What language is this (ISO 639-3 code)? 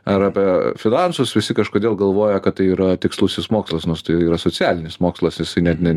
lit